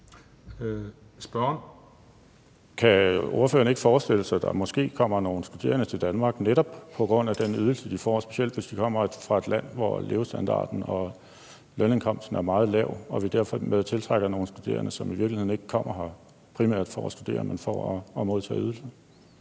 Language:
Danish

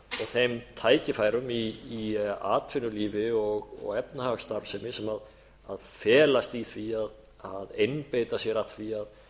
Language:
Icelandic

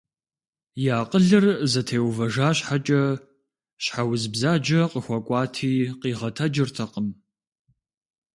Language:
Kabardian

